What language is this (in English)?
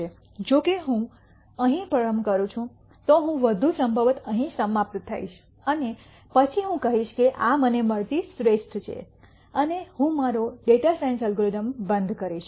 Gujarati